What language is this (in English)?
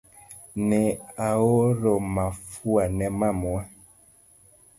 Luo (Kenya and Tanzania)